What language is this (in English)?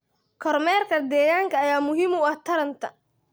Somali